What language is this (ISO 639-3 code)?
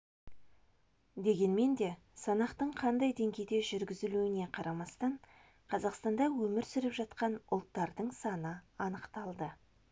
kaz